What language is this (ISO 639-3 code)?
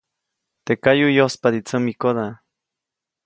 zoc